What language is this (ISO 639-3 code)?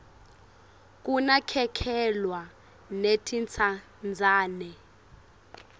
ssw